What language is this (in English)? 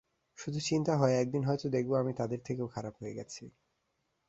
Bangla